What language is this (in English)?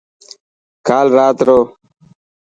Dhatki